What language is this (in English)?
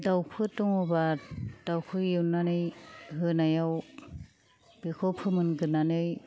Bodo